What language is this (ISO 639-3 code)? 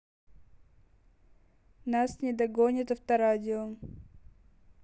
rus